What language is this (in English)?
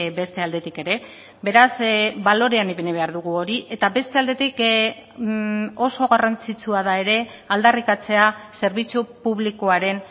Basque